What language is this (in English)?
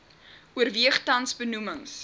Afrikaans